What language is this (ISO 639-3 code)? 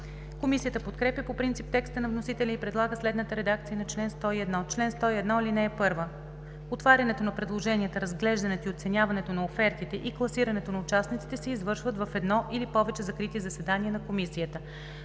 bul